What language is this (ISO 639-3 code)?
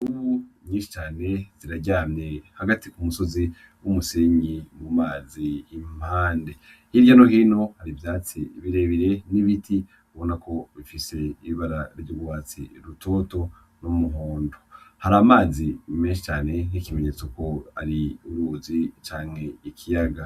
run